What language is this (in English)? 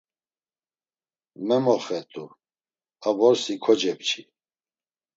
Laz